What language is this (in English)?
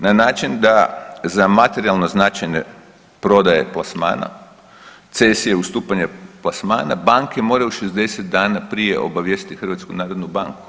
Croatian